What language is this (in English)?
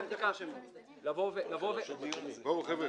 Hebrew